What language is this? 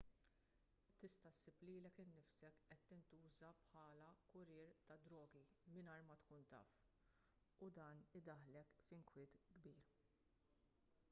Maltese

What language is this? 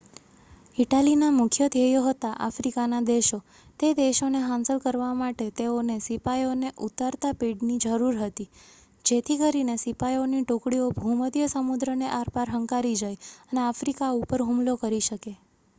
Gujarati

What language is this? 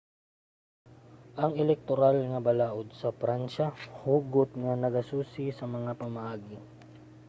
Cebuano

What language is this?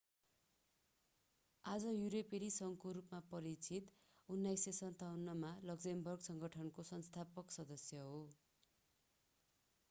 Nepali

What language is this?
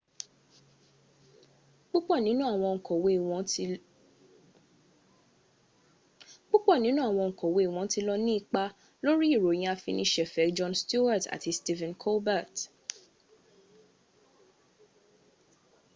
Yoruba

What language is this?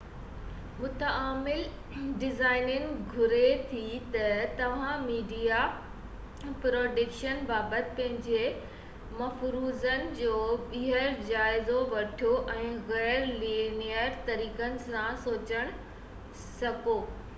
Sindhi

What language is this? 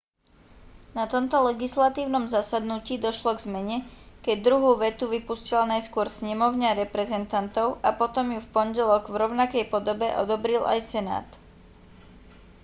Slovak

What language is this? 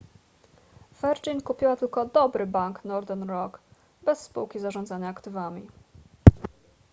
Polish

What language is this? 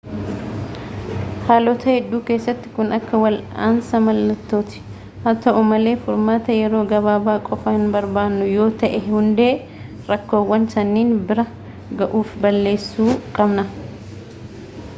Oromo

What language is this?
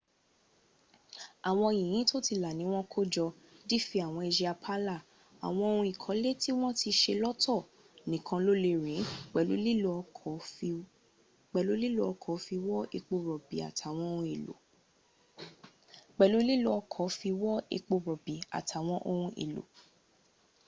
Yoruba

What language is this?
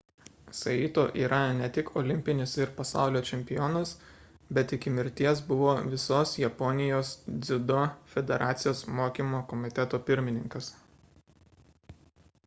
Lithuanian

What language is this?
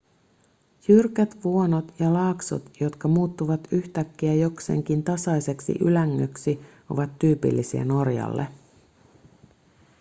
Finnish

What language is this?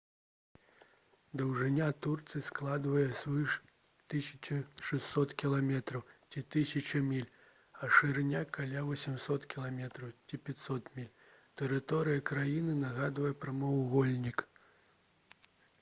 Belarusian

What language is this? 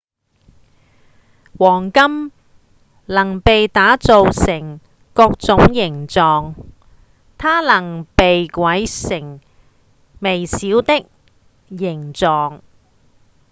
Cantonese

